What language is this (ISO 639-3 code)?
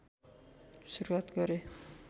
nep